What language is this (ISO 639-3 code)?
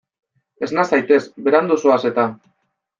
eus